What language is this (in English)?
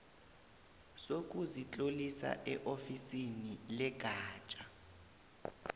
South Ndebele